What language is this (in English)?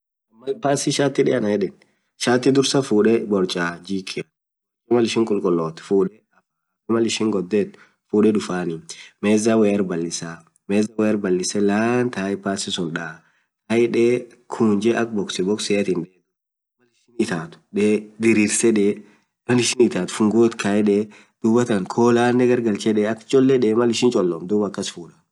Orma